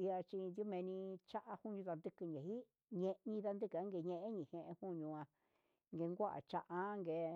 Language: Huitepec Mixtec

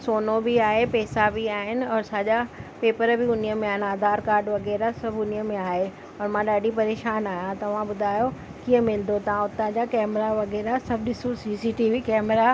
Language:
Sindhi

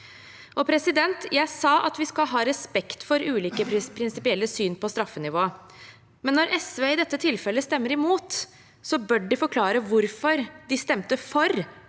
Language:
Norwegian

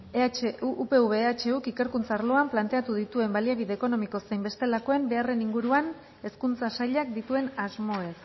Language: Basque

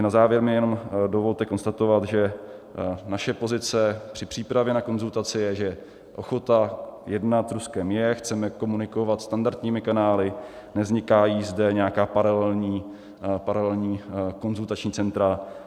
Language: Czech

